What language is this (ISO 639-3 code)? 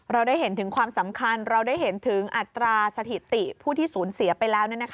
tha